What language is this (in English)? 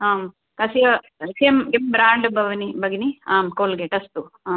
Sanskrit